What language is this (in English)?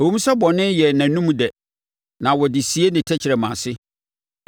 Akan